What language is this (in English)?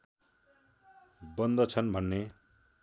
Nepali